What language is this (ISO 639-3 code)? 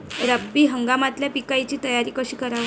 mar